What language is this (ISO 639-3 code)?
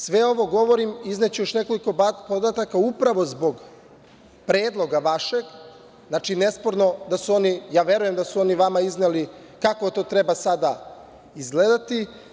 srp